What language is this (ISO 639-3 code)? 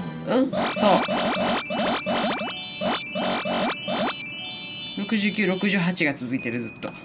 jpn